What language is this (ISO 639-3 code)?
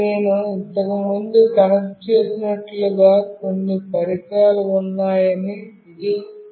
tel